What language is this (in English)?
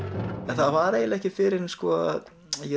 Icelandic